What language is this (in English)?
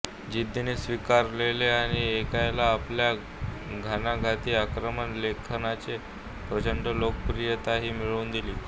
Marathi